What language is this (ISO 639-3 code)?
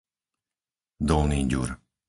slk